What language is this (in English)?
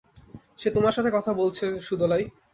Bangla